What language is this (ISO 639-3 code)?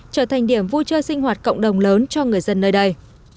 vie